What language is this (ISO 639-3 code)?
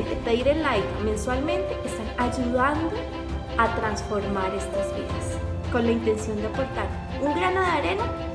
spa